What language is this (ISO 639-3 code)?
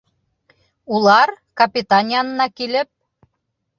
bak